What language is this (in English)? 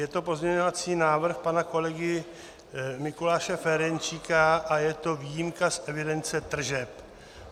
Czech